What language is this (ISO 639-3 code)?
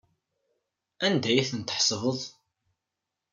kab